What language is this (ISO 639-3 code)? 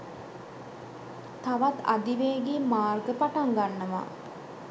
sin